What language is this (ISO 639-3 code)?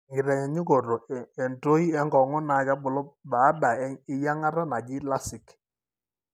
mas